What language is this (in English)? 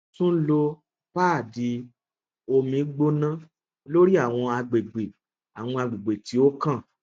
Yoruba